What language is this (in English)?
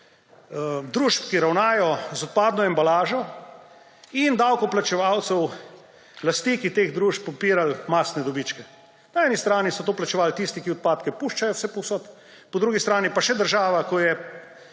Slovenian